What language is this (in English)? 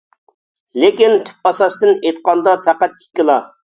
Uyghur